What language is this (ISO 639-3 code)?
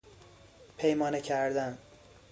fas